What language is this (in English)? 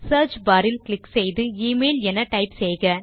Tamil